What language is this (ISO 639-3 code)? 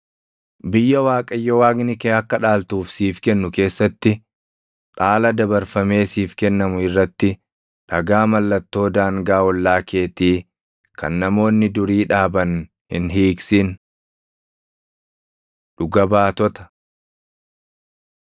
orm